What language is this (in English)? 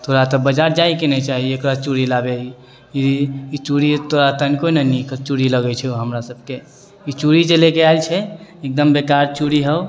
Maithili